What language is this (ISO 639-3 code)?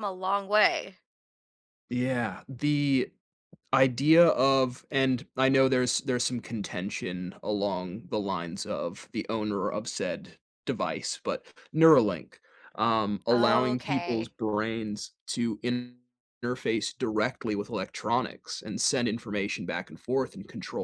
eng